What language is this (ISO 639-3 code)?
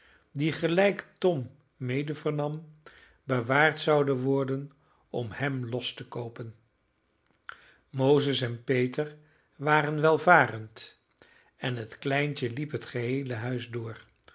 nld